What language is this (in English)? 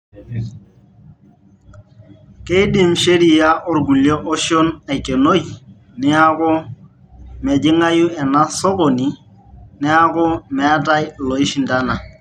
Masai